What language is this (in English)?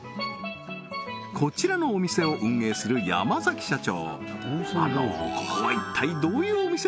Japanese